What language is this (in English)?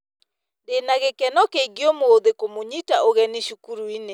Kikuyu